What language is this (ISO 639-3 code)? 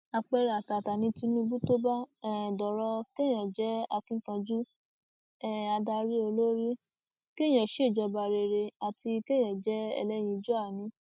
yor